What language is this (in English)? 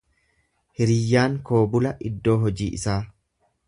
Oromo